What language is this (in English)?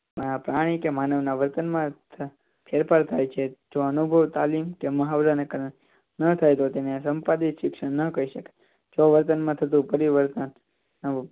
Gujarati